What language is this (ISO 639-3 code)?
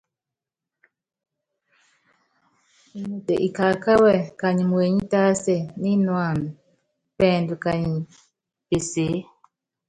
yav